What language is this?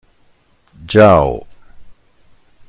German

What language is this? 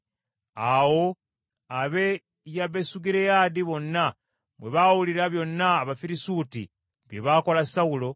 Ganda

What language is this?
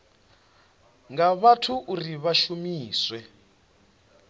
Venda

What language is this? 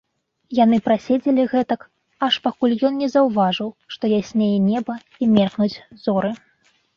Belarusian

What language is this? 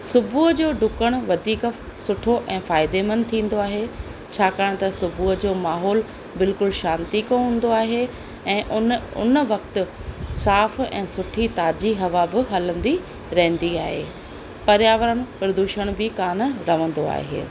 Sindhi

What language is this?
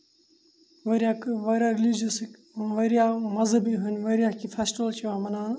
Kashmiri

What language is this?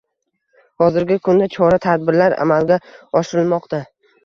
Uzbek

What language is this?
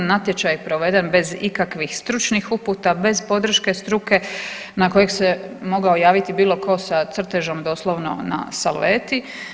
Croatian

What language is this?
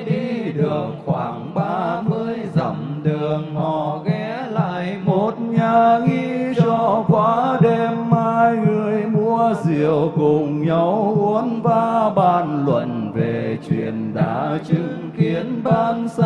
Vietnamese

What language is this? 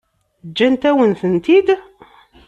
Kabyle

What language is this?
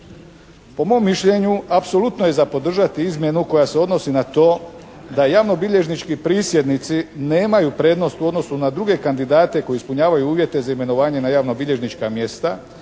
Croatian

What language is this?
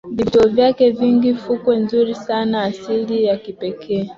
Swahili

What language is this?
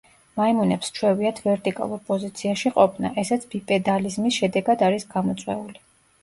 Georgian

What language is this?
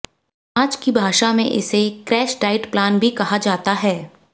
Hindi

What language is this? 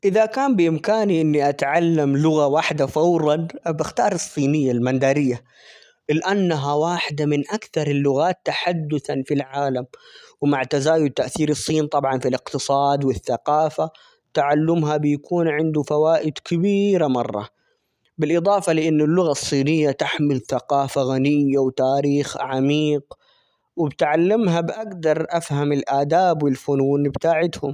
Omani Arabic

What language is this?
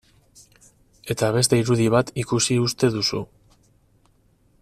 Basque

